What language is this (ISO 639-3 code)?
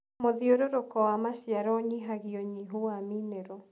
kik